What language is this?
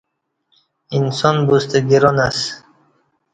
Kati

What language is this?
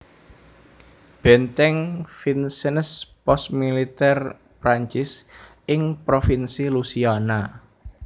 Javanese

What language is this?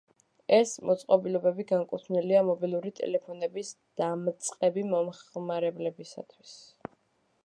Georgian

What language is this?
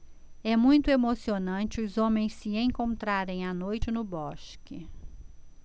Portuguese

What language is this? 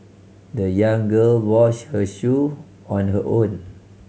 English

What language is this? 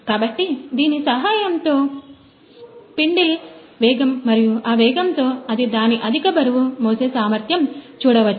Telugu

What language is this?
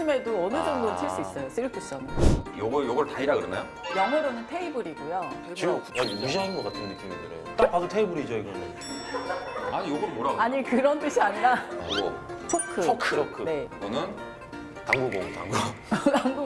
Korean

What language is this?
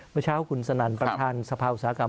Thai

